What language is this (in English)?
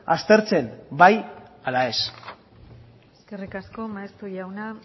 Basque